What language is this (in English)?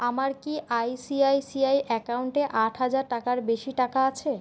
Bangla